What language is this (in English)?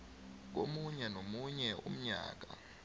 South Ndebele